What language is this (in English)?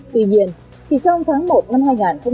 Vietnamese